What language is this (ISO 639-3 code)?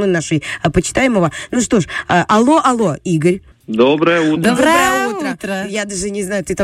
rus